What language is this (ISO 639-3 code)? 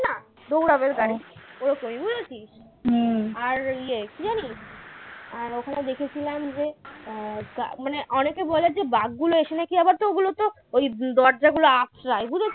ben